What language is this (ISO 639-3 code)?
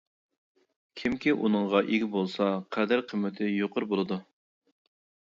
uig